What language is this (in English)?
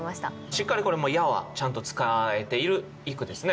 Japanese